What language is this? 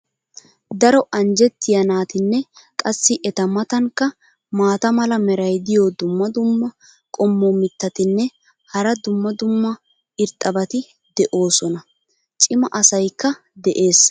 Wolaytta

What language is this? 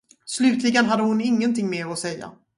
Swedish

